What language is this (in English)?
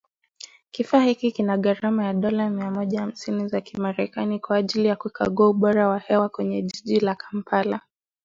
Swahili